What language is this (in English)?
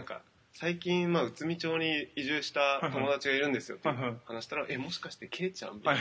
Japanese